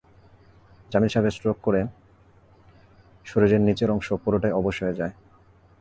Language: Bangla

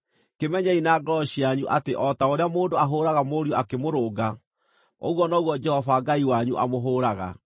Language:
Kikuyu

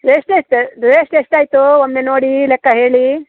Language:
Kannada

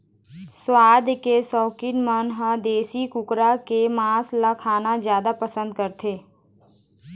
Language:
Chhattisgarhi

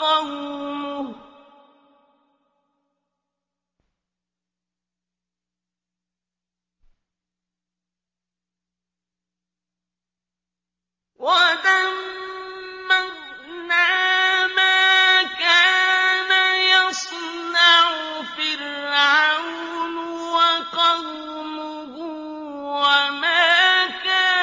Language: Arabic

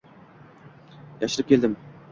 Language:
Uzbek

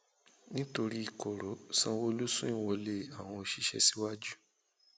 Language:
Yoruba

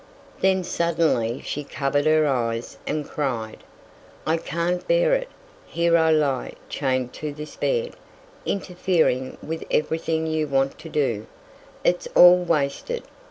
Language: English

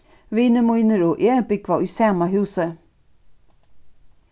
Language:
Faroese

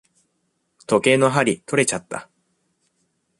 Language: Japanese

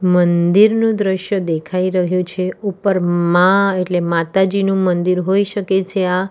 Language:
Gujarati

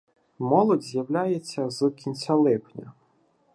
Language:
Ukrainian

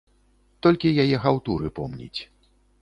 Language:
Belarusian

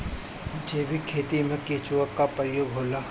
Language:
Bhojpuri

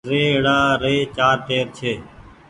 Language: Goaria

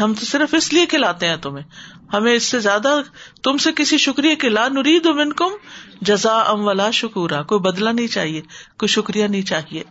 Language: Urdu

